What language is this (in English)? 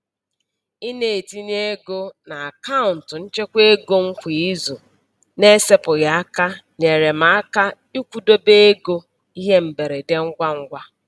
Igbo